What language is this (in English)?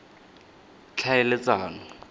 Tswana